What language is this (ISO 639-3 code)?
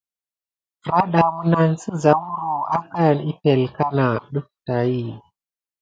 gid